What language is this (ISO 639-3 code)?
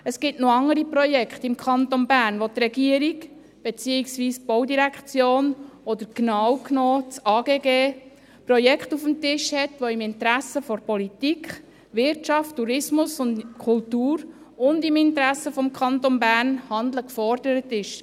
gsw